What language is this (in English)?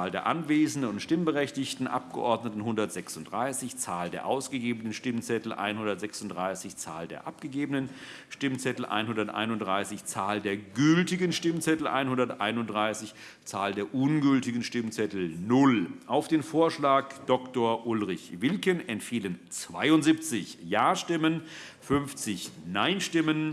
German